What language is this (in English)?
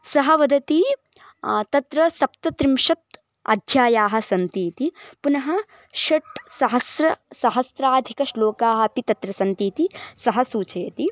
Sanskrit